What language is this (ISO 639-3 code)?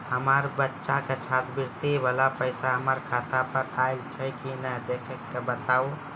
mai